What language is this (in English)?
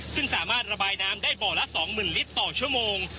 Thai